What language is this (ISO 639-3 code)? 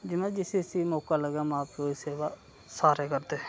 doi